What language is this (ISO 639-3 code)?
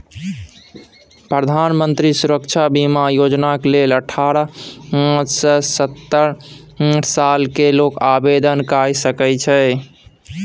mai